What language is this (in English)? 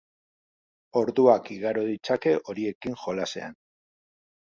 Basque